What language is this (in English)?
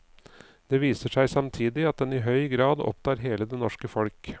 Norwegian